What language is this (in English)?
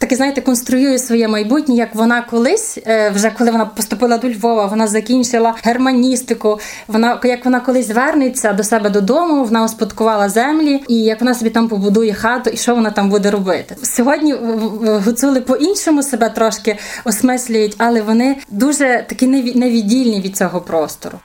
Ukrainian